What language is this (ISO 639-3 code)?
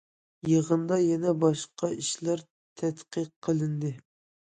uig